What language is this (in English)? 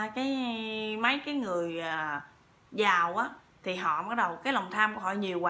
Vietnamese